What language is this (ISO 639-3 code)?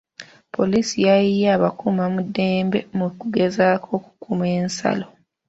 lug